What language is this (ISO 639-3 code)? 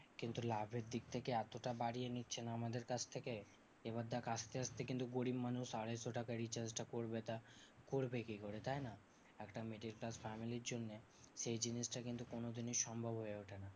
ben